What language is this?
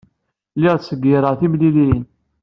Kabyle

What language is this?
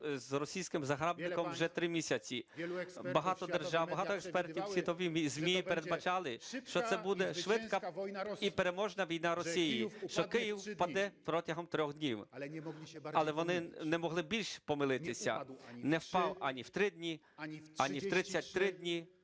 Ukrainian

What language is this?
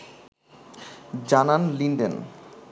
Bangla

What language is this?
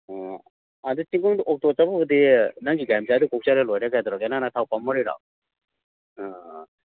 Manipuri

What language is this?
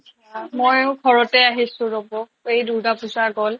Assamese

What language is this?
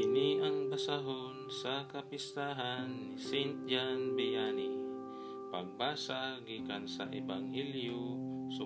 Filipino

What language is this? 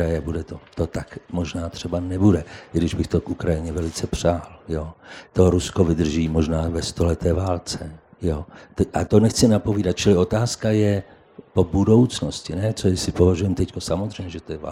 Czech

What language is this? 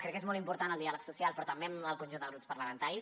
Catalan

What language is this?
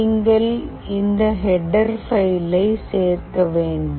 Tamil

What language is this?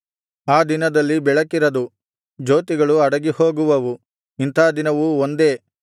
Kannada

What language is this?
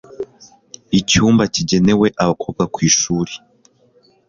Kinyarwanda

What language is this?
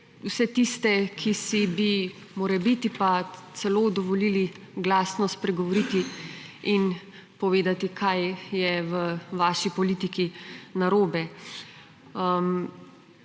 Slovenian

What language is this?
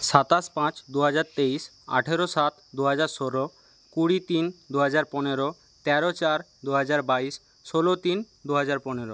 Bangla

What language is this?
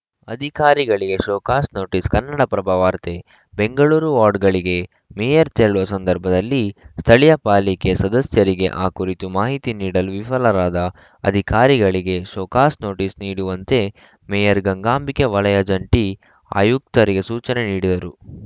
Kannada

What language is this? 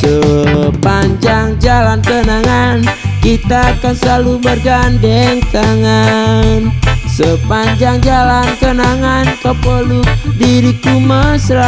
Indonesian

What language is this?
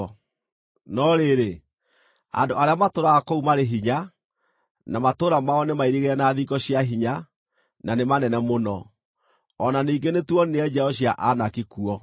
Kikuyu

